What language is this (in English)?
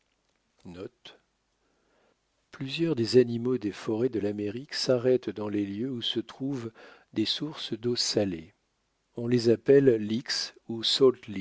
French